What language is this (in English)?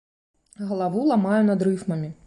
Belarusian